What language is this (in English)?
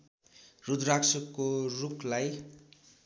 Nepali